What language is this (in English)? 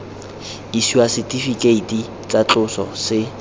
Tswana